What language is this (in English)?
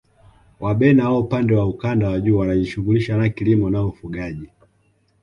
Swahili